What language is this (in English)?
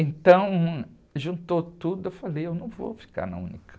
Portuguese